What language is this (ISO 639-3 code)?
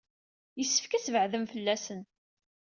kab